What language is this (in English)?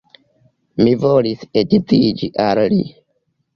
Esperanto